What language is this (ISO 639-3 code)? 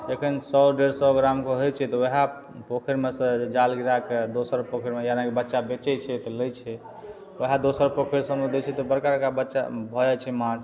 mai